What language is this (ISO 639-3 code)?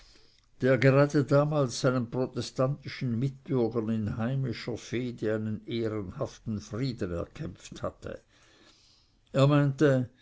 deu